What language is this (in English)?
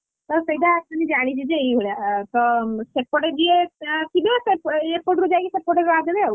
Odia